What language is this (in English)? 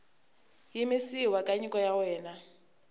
Tsonga